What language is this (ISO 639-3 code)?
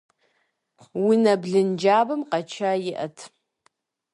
kbd